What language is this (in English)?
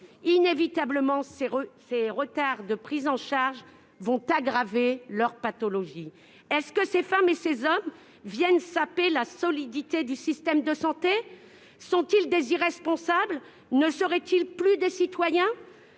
French